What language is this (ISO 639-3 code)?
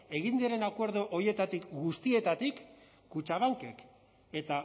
eus